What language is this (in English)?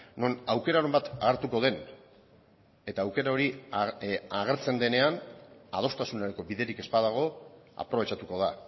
Basque